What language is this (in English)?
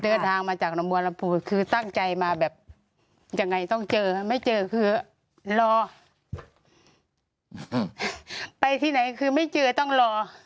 Thai